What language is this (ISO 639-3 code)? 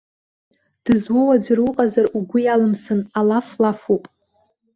abk